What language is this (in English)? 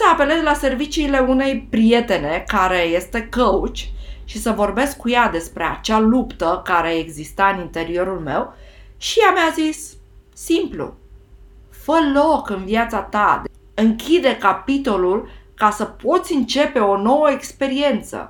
Romanian